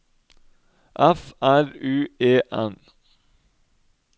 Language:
Norwegian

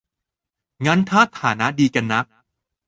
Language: Thai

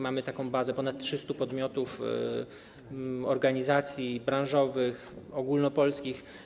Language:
Polish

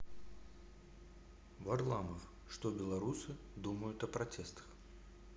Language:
Russian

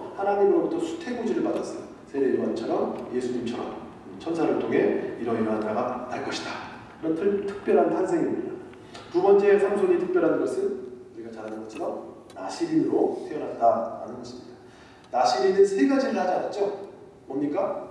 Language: Korean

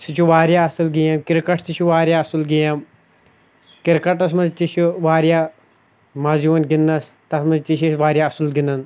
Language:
Kashmiri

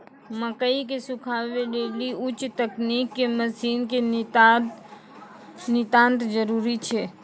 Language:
Maithili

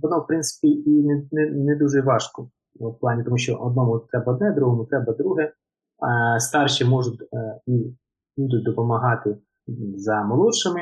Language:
Ukrainian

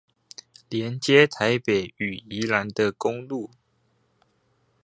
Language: Chinese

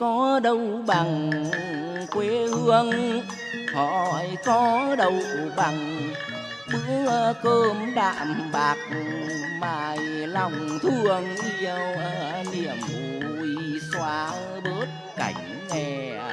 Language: Vietnamese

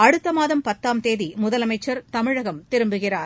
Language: Tamil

